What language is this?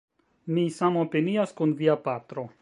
Esperanto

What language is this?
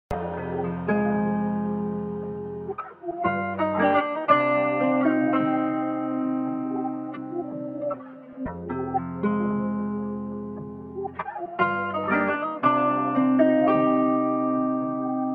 Arabic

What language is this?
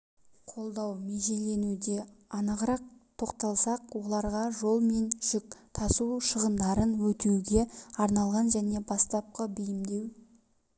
Kazakh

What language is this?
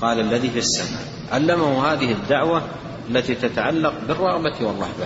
Arabic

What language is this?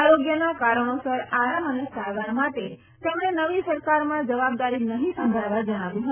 Gujarati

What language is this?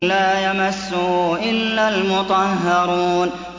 Arabic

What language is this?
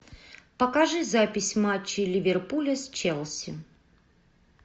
Russian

